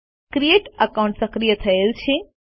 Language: Gujarati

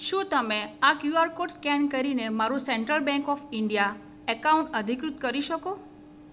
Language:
Gujarati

